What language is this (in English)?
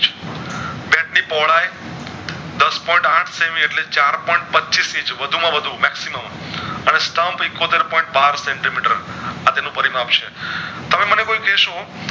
Gujarati